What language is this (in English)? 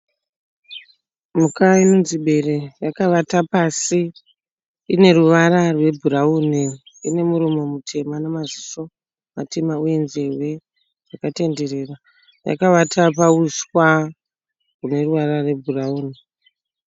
Shona